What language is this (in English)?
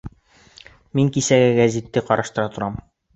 Bashkir